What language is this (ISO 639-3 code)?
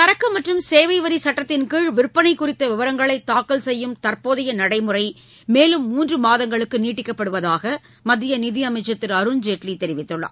tam